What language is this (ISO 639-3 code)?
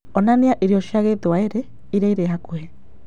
kik